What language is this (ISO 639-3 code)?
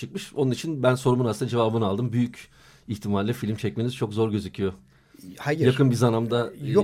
tur